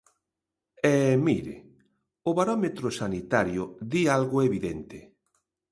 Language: Galician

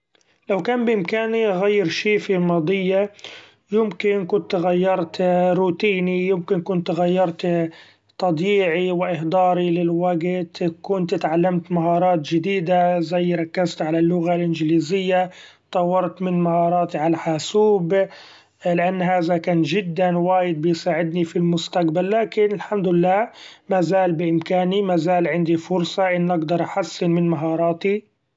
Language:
Gulf Arabic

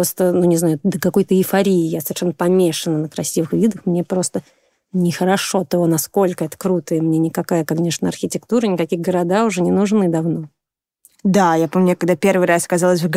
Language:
Russian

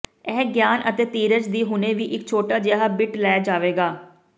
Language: Punjabi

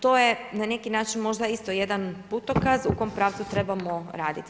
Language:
Croatian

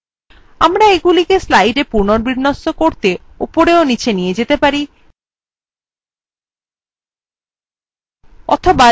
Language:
Bangla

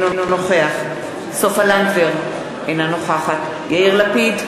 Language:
Hebrew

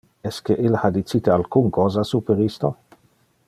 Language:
Interlingua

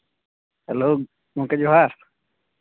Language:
Santali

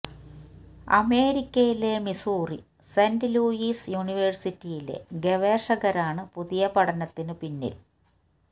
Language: Malayalam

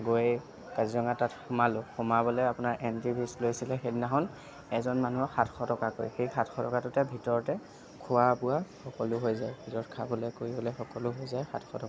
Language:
Assamese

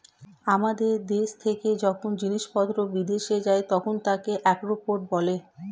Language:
Bangla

